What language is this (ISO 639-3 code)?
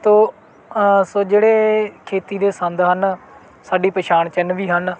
pan